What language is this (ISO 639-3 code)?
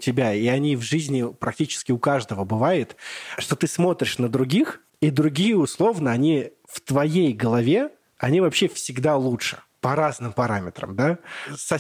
rus